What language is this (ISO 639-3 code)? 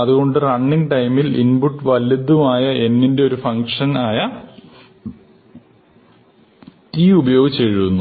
mal